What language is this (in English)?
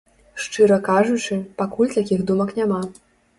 Belarusian